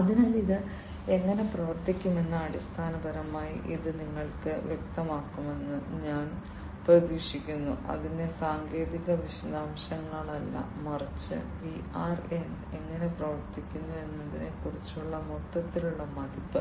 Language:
Malayalam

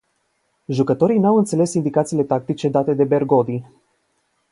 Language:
Romanian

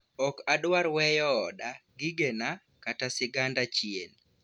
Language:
Luo (Kenya and Tanzania)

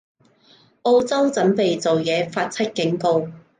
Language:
Cantonese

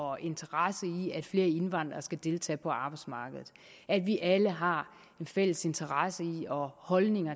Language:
Danish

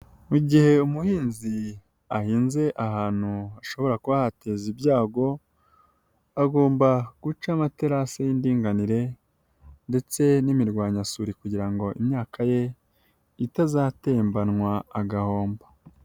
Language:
Kinyarwanda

